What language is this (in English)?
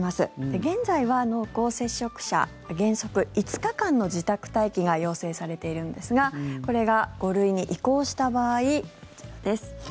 Japanese